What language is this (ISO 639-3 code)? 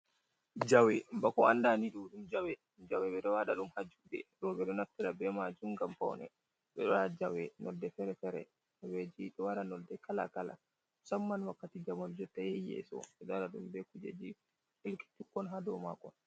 ful